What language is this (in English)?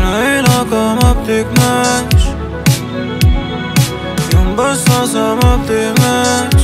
Arabic